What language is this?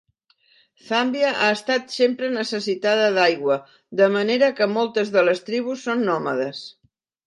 Catalan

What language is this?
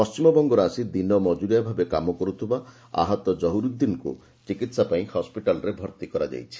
Odia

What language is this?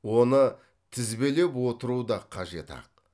Kazakh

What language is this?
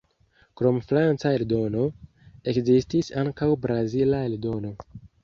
Esperanto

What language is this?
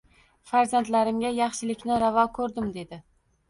Uzbek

